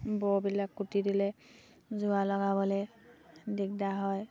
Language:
Assamese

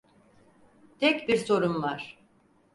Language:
Turkish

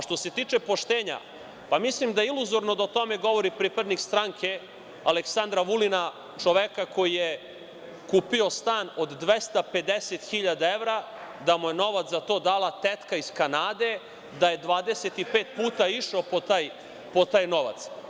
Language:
Serbian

